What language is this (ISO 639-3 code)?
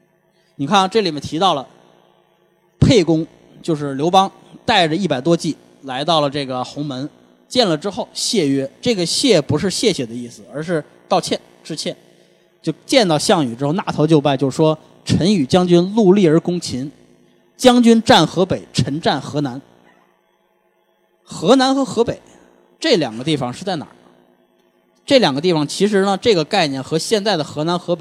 zho